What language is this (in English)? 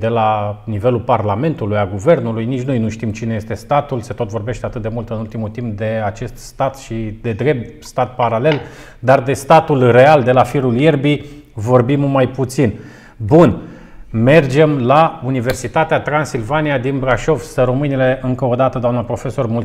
Romanian